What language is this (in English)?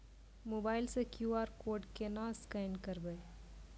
Maithili